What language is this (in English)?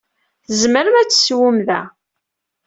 Kabyle